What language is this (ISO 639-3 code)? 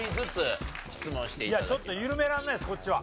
jpn